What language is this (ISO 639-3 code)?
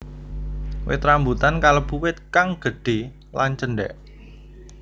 jav